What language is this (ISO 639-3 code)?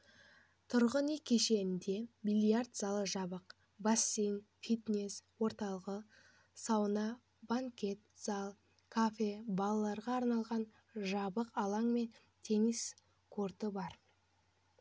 kaz